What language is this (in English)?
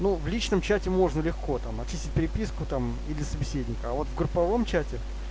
Russian